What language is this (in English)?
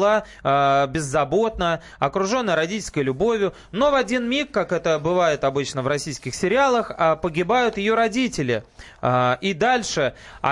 Russian